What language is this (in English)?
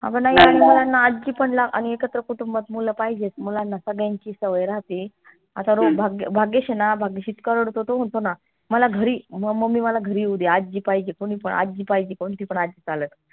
Marathi